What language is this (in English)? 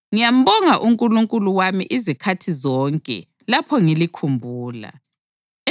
North Ndebele